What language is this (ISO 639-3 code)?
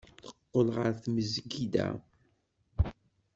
kab